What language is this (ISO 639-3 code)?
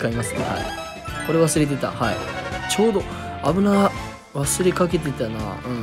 jpn